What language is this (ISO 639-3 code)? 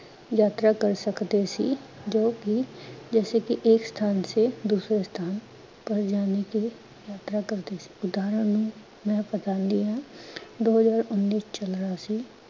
pan